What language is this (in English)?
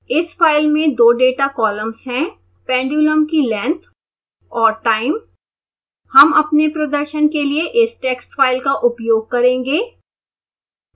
Hindi